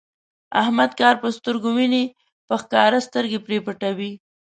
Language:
Pashto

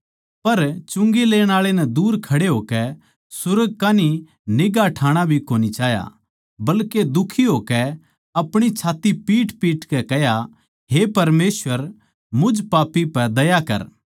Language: Haryanvi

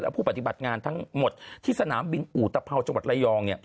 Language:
Thai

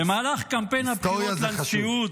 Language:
Hebrew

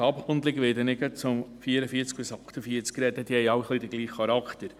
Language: Swiss German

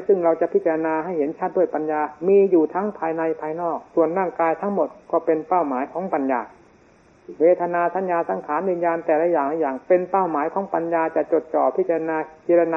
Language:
Thai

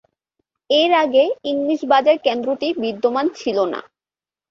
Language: Bangla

